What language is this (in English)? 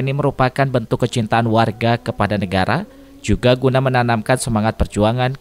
Indonesian